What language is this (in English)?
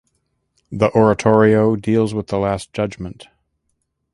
English